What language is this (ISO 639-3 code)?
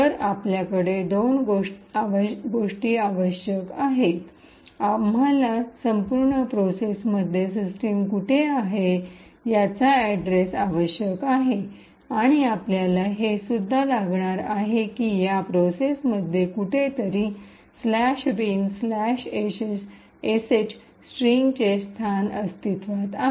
mar